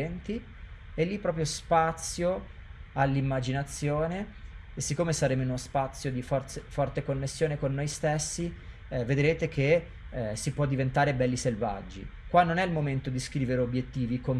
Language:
Italian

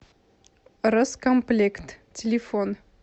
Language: Russian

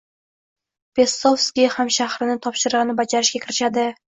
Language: Uzbek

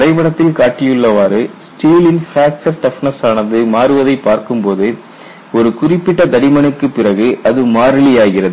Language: Tamil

